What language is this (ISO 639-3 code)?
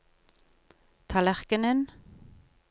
nor